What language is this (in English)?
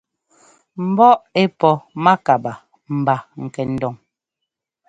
Ngomba